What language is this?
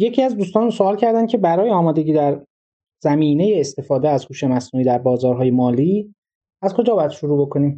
Persian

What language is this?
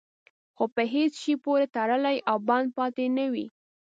Pashto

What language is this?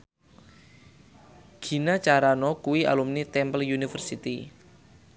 Javanese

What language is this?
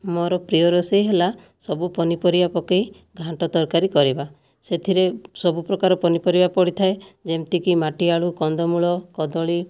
Odia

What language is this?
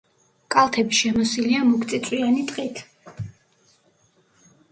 Georgian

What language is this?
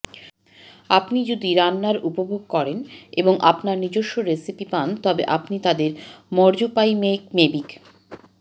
Bangla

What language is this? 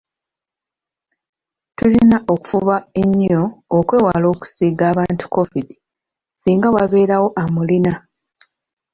Ganda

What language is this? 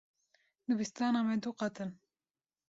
Kurdish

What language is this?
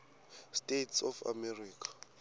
Swati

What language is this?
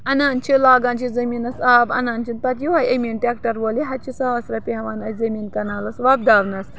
Kashmiri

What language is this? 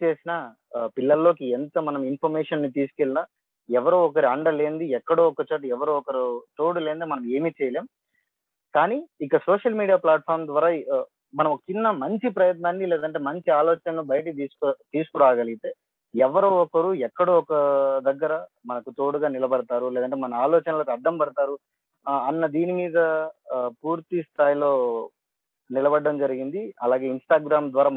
Telugu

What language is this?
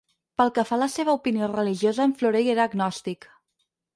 Catalan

